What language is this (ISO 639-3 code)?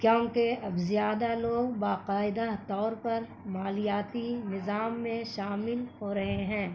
urd